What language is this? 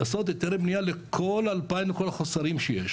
Hebrew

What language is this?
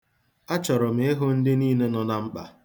Igbo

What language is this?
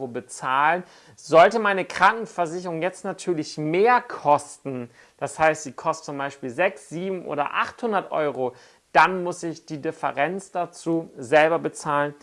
German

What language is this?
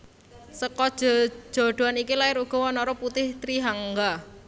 Javanese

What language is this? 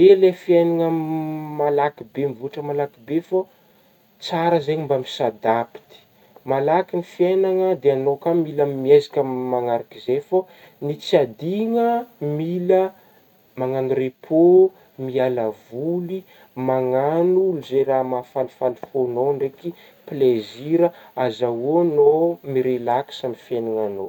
Northern Betsimisaraka Malagasy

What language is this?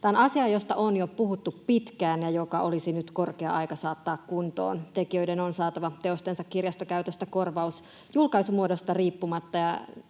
Finnish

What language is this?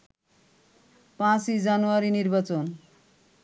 Bangla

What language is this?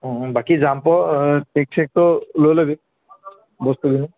Assamese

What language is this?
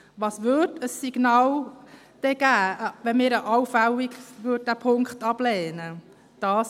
Swiss German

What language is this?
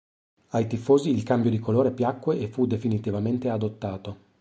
Italian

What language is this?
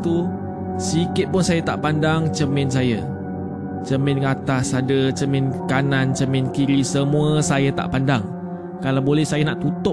Malay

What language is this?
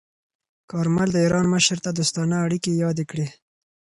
Pashto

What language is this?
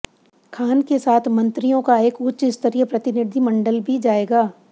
Hindi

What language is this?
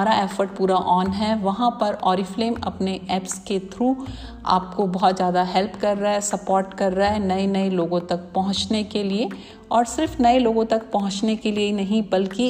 Hindi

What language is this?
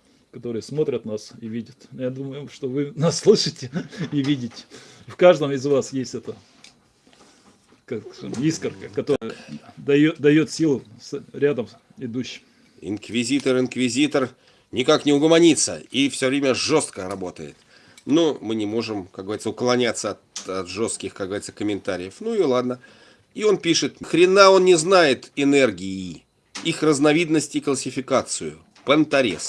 Russian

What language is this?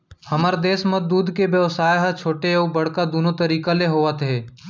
Chhattisgarhi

